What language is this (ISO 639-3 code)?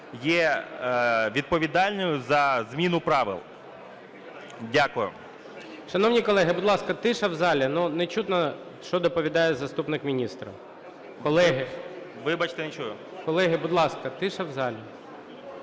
ukr